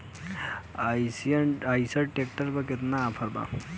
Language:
Bhojpuri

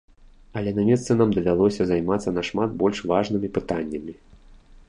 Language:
Belarusian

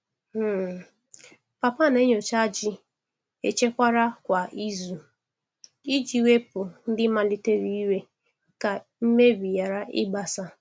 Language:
Igbo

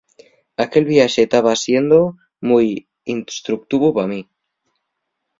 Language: Asturian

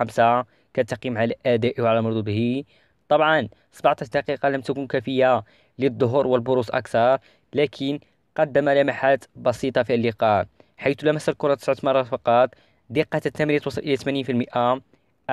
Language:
Arabic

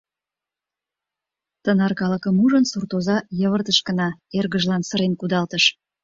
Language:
Mari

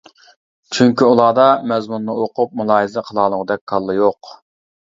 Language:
Uyghur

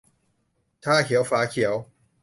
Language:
Thai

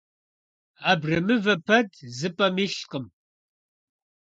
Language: Kabardian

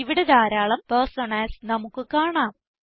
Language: Malayalam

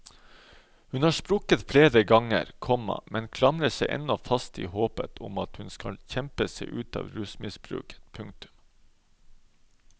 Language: Norwegian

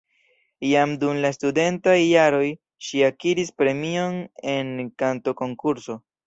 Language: Esperanto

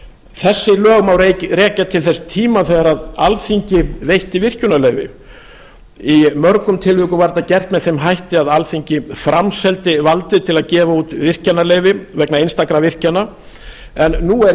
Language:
Icelandic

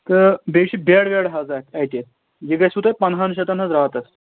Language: Kashmiri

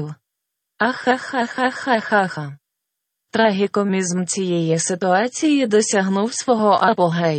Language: Ukrainian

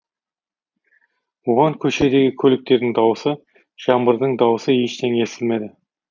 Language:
Kazakh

